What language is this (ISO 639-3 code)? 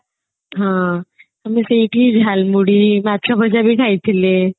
ori